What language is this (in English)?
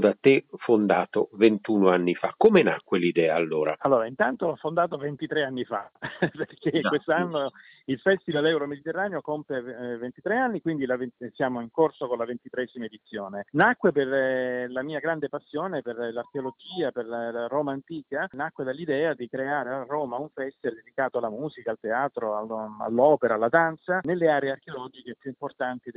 Italian